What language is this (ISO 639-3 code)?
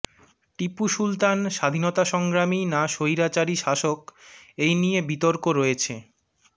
ben